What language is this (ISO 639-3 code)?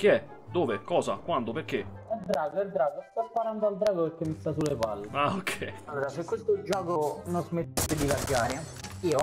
ita